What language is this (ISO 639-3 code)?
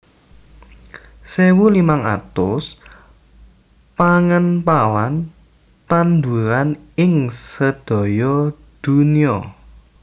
jav